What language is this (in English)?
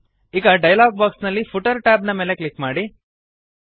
Kannada